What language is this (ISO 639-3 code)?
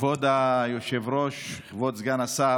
heb